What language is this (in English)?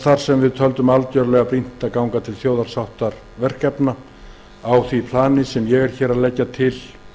Icelandic